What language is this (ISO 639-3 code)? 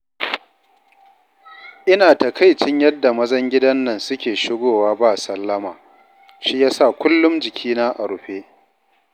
hau